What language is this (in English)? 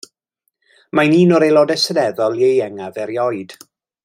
Welsh